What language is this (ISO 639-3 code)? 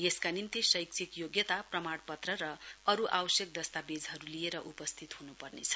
nep